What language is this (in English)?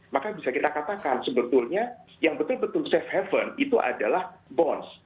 Indonesian